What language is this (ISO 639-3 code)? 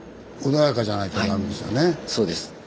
jpn